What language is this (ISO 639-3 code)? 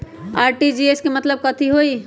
mag